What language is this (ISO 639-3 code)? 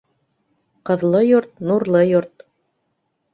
bak